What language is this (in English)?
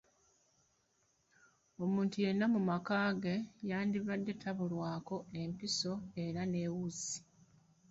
Ganda